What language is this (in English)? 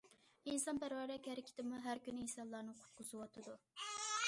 Uyghur